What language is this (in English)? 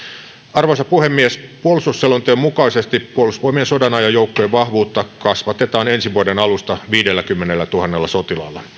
Finnish